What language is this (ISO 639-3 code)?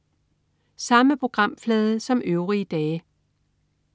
dan